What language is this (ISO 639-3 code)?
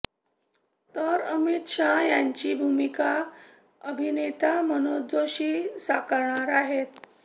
mar